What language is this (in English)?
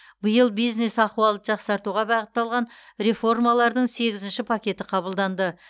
Kazakh